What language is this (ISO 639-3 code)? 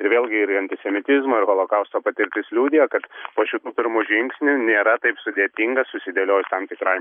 lit